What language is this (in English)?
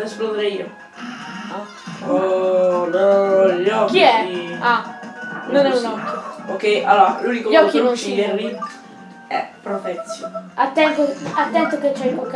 Italian